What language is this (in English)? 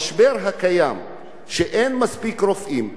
Hebrew